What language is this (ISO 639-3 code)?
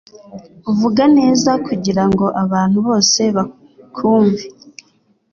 kin